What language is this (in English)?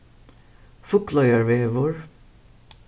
Faroese